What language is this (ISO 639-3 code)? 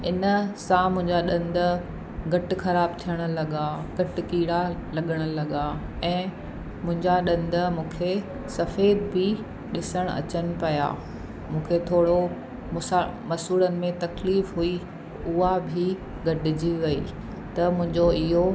snd